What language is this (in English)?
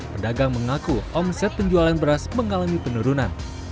Indonesian